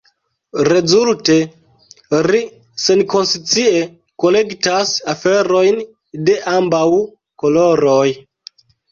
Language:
Esperanto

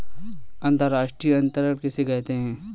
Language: Hindi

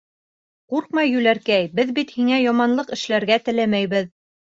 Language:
Bashkir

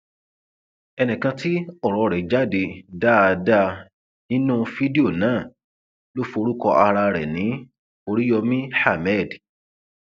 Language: Yoruba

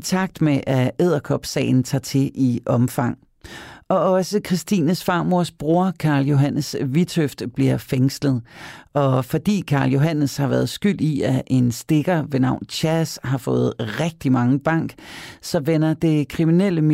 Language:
Danish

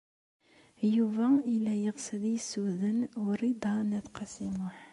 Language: Kabyle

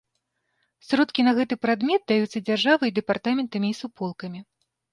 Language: Belarusian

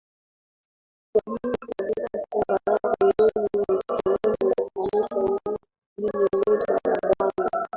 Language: Swahili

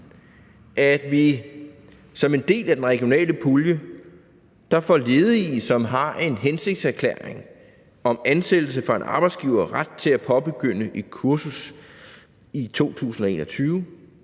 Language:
Danish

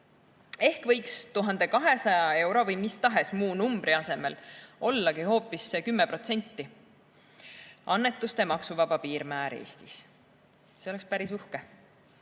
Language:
Estonian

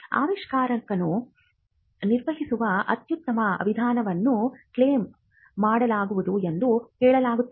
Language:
Kannada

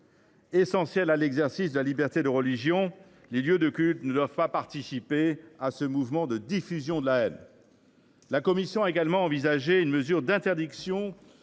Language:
French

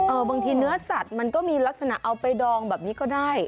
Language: Thai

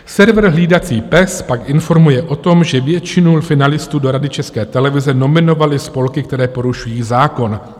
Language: Czech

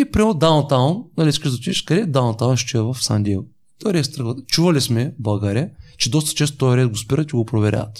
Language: Bulgarian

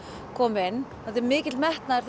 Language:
Icelandic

